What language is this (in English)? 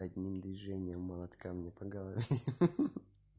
Russian